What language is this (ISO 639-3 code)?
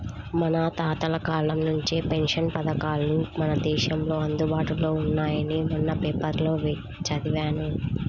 tel